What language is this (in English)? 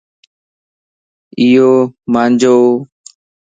Lasi